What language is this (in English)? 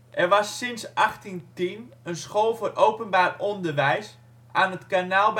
Dutch